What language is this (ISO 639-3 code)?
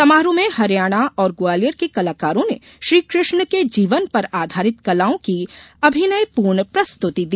hin